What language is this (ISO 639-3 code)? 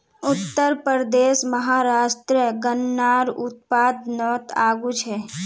mag